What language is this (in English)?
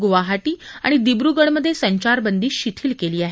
Marathi